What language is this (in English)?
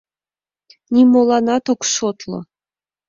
Mari